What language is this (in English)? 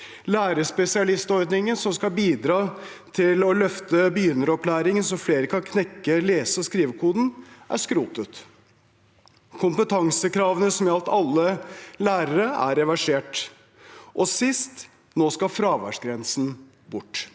Norwegian